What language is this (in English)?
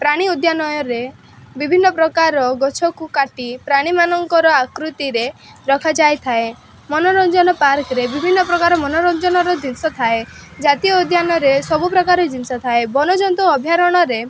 Odia